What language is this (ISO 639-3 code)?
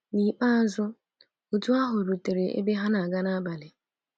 ibo